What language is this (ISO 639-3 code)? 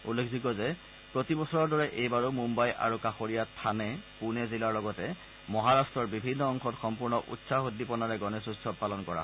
asm